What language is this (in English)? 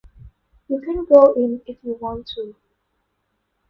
English